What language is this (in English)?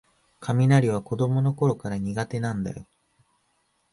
Japanese